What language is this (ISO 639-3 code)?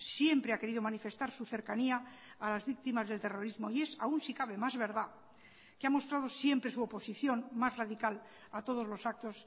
spa